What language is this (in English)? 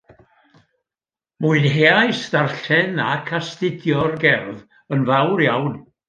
Welsh